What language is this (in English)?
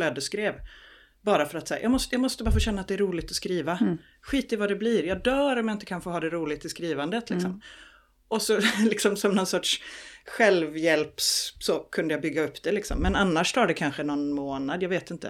Swedish